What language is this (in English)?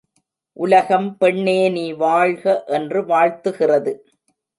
Tamil